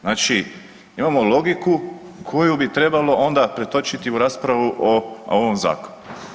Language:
Croatian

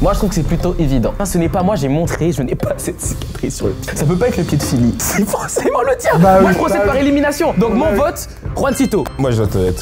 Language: French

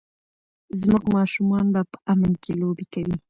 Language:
Pashto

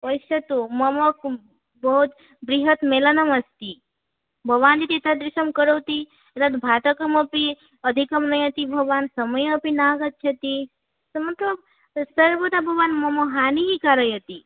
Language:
Sanskrit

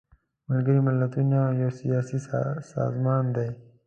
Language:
Pashto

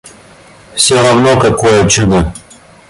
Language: Russian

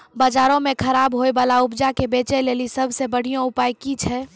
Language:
Maithili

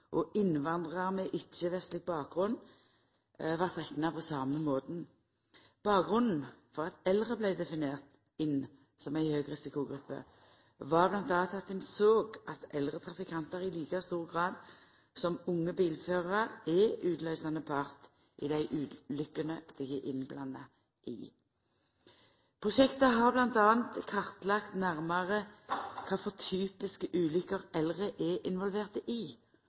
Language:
Norwegian Nynorsk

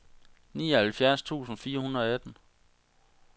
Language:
Danish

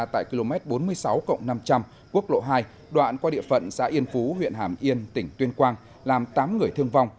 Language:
Vietnamese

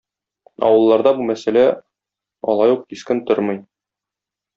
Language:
Tatar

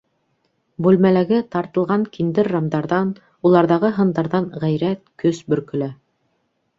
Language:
Bashkir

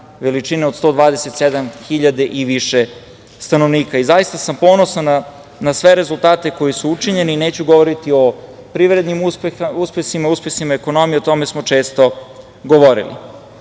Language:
Serbian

